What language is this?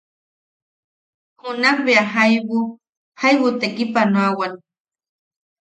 Yaqui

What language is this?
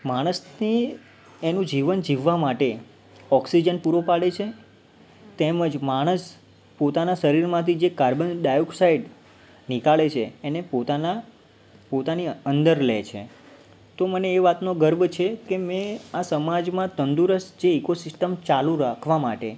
Gujarati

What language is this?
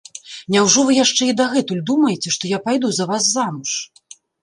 Belarusian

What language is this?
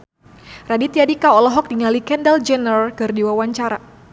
Sundanese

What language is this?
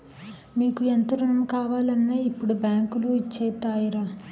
Telugu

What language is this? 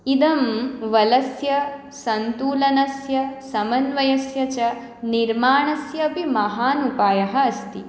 Sanskrit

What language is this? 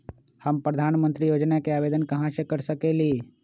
Magahi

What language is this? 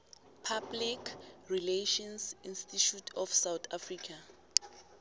South Ndebele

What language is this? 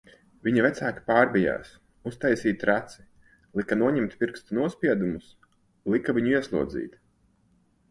Latvian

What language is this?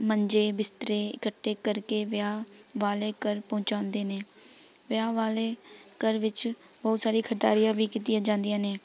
Punjabi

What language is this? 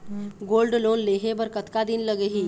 Chhattisgarhi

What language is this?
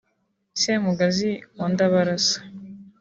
Kinyarwanda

